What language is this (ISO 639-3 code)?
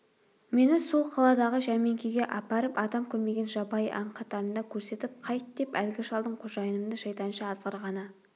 kaz